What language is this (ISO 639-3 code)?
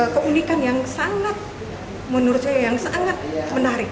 ind